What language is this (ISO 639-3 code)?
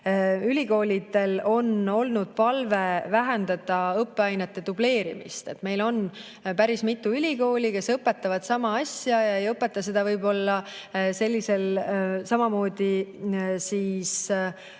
est